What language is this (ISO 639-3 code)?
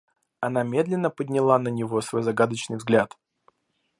rus